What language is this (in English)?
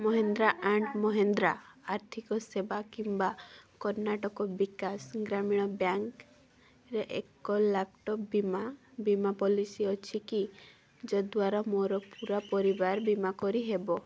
Odia